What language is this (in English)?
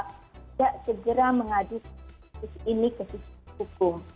Indonesian